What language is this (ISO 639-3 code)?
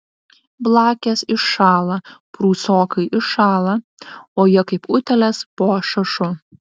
lit